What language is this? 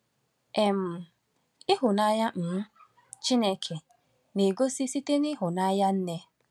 Igbo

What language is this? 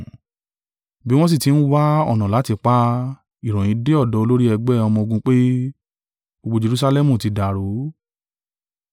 Yoruba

